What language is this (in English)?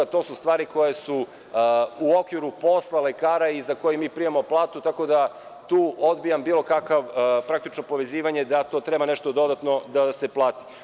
Serbian